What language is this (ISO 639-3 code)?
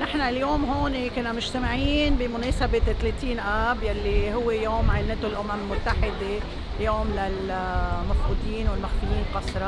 ara